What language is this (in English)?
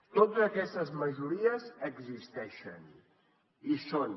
Catalan